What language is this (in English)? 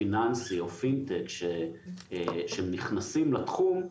Hebrew